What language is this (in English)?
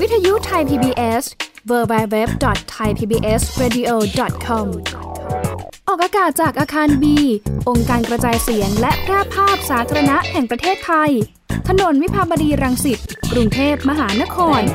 Thai